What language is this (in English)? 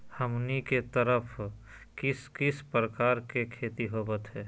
Magahi